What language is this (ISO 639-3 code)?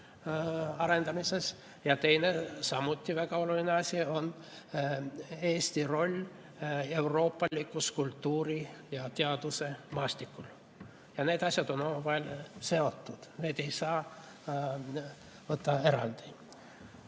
est